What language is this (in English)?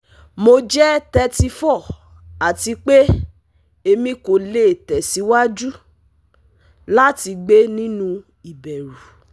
Yoruba